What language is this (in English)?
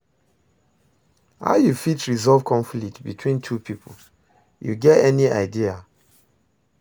Nigerian Pidgin